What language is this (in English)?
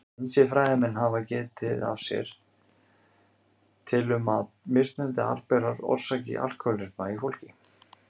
Icelandic